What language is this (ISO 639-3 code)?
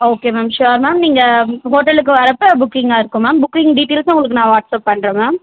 tam